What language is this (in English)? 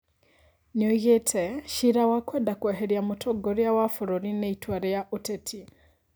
Kikuyu